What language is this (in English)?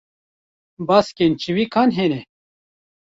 Kurdish